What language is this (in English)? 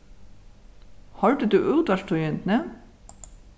Faroese